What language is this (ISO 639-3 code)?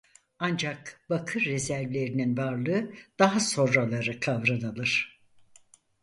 tur